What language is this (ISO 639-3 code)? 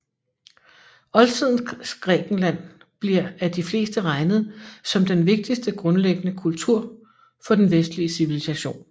dan